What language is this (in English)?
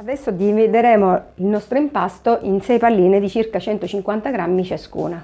Italian